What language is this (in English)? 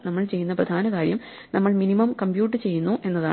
Malayalam